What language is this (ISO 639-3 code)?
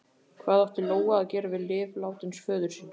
isl